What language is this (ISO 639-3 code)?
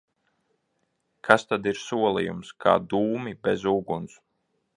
lav